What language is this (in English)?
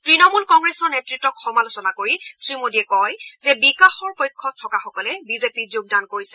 Assamese